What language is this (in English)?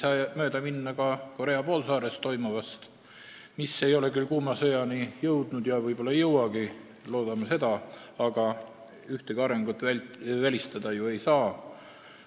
Estonian